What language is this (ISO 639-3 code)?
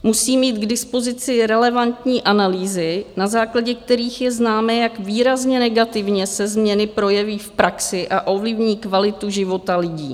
ces